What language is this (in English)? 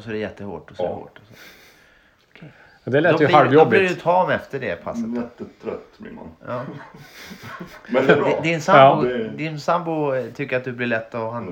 Swedish